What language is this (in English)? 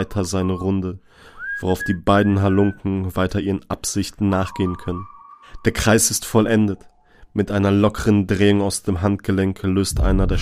German